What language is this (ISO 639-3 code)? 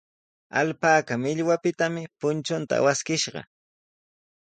qws